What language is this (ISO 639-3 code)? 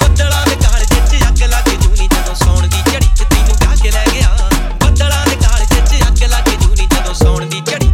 pan